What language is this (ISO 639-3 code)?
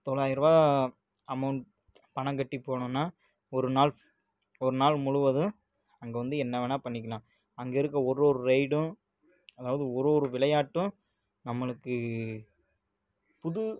tam